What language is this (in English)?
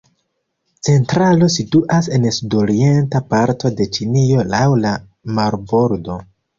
Esperanto